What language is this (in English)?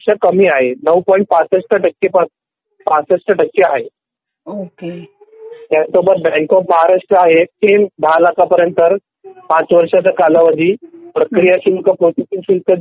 Marathi